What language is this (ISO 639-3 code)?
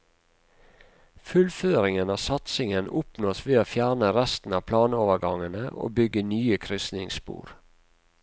nor